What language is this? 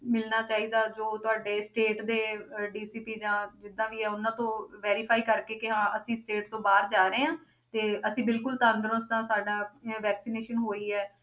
Punjabi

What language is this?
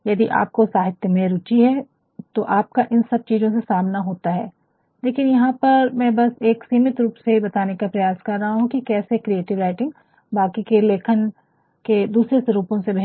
Hindi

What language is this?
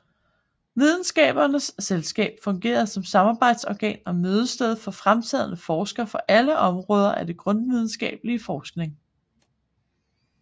Danish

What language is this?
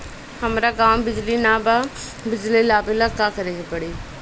Bhojpuri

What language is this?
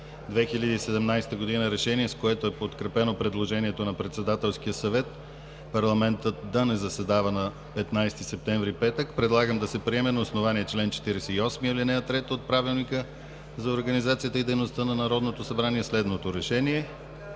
Bulgarian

